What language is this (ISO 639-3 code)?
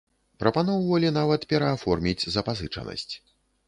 bel